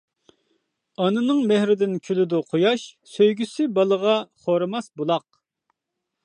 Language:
Uyghur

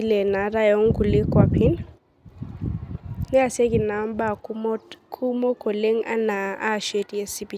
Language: Masai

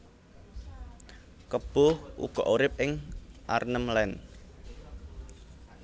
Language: Javanese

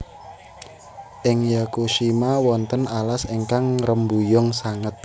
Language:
Javanese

